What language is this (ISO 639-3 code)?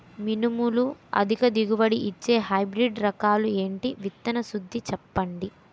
tel